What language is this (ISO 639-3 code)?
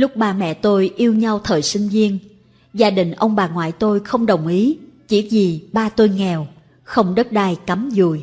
vie